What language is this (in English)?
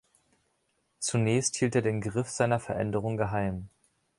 German